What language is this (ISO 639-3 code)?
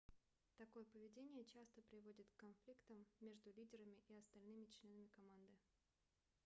rus